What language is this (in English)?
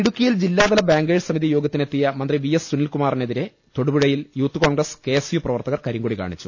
Malayalam